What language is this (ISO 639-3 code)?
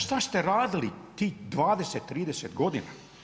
hrv